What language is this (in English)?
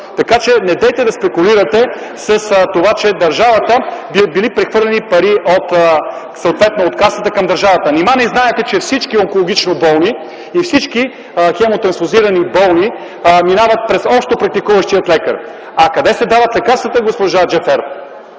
Bulgarian